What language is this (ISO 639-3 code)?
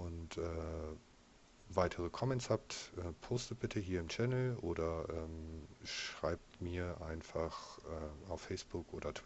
deu